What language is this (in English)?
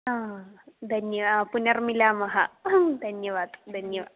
Sanskrit